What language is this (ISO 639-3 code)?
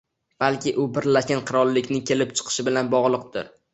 uzb